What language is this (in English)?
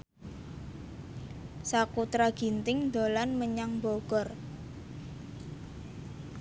Javanese